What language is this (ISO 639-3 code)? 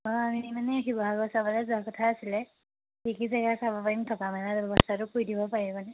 asm